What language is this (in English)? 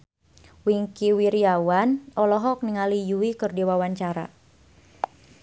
Sundanese